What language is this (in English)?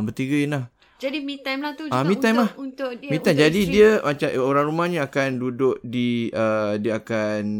Malay